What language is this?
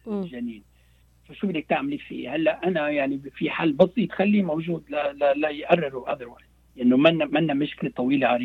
Arabic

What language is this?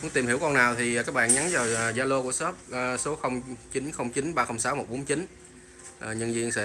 Vietnamese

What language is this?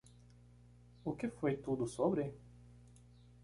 Portuguese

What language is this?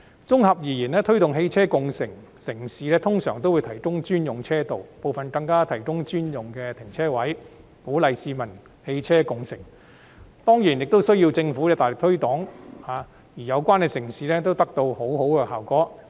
Cantonese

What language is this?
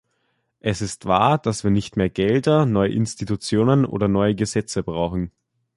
German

